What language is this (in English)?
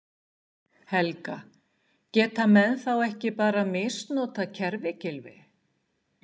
Icelandic